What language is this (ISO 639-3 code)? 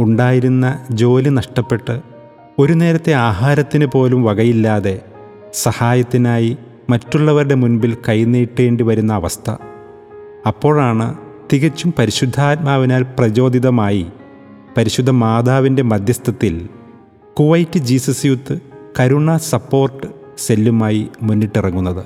mal